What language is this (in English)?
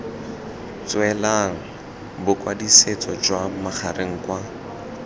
Tswana